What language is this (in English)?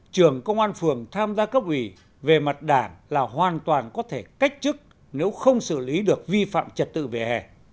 Vietnamese